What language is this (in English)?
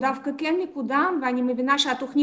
Hebrew